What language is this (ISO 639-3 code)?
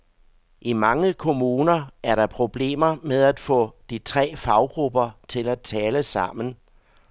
dan